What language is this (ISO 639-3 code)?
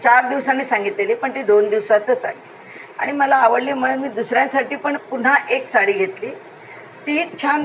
mar